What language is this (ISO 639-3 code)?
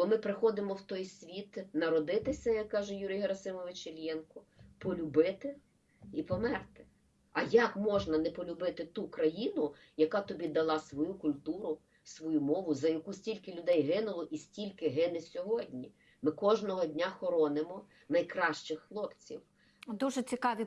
ukr